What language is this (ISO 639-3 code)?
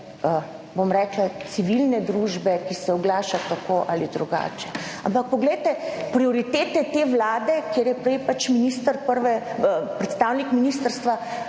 slv